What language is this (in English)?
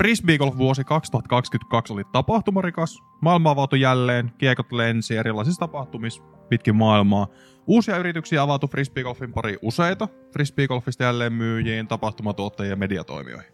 Finnish